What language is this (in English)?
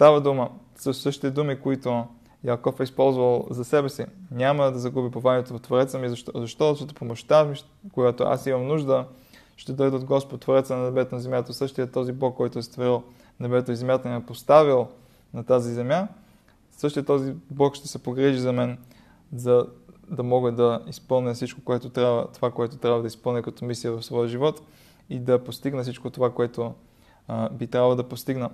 Bulgarian